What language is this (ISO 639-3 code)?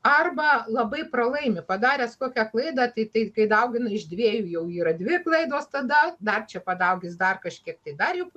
lit